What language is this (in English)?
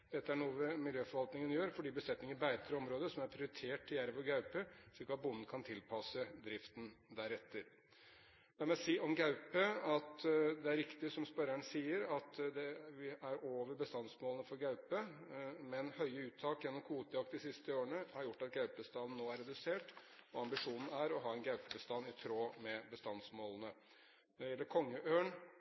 Norwegian Bokmål